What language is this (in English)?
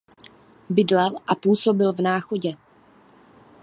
Czech